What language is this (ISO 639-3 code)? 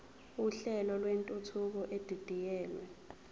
zul